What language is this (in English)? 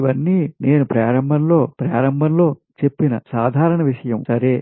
Telugu